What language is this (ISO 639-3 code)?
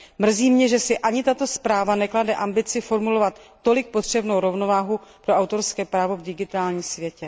ces